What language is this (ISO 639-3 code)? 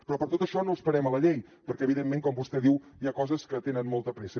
cat